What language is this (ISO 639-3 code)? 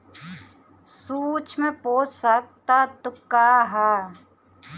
bho